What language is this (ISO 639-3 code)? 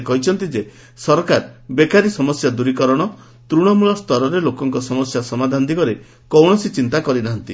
ori